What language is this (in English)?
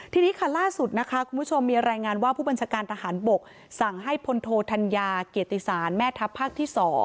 Thai